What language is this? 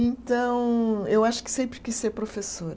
Portuguese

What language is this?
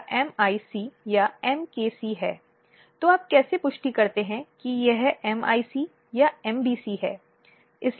Hindi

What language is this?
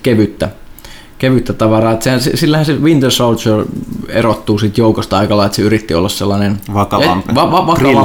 Finnish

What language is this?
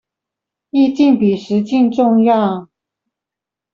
Chinese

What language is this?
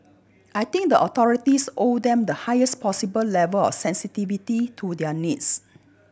English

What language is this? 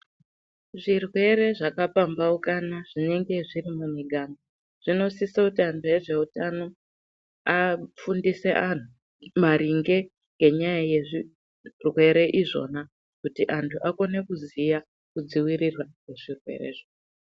Ndau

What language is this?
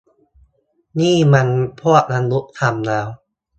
Thai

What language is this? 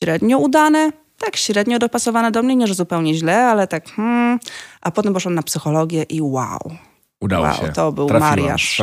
Polish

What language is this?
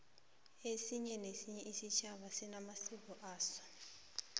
South Ndebele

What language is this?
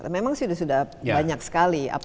Indonesian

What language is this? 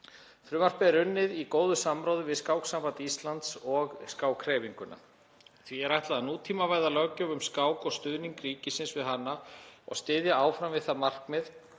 Icelandic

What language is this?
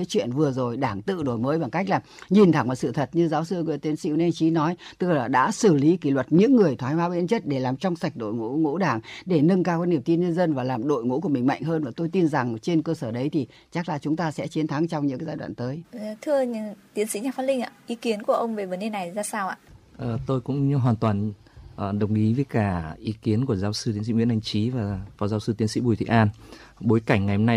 Vietnamese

